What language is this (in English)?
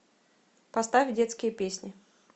Russian